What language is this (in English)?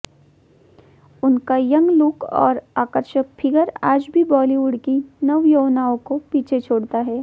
Hindi